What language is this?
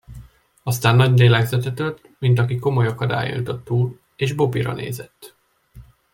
Hungarian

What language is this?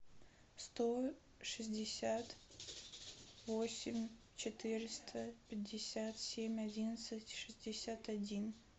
Russian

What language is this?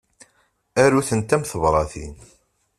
Kabyle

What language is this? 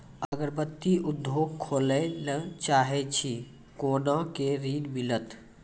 Maithili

